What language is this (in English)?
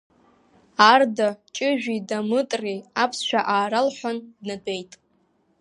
Abkhazian